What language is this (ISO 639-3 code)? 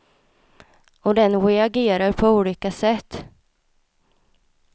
swe